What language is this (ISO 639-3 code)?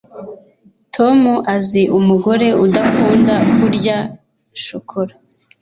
kin